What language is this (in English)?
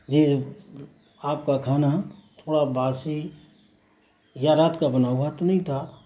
Urdu